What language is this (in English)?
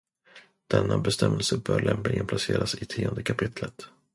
Swedish